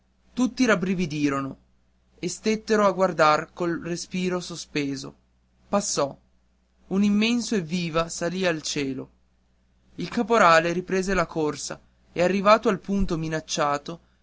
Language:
Italian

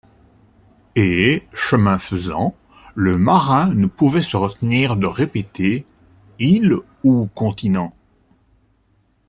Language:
French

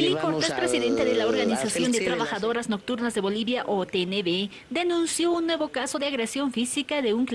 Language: Spanish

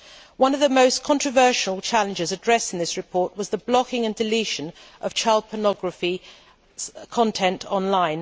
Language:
English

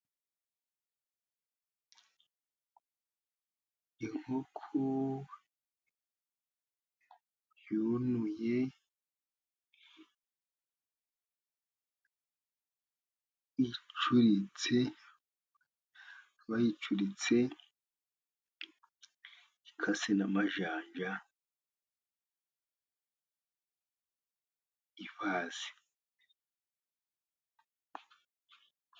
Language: Kinyarwanda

